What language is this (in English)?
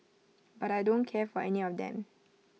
English